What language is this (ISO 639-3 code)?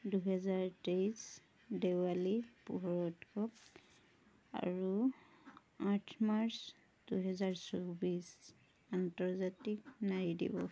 asm